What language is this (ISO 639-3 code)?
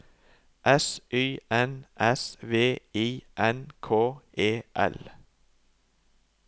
nor